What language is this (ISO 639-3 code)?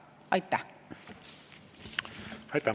est